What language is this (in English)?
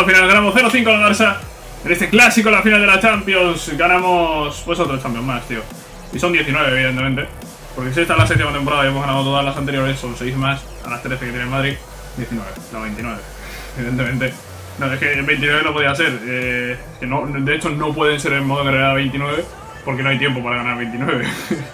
Spanish